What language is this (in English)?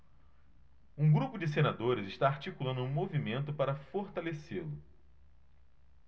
Portuguese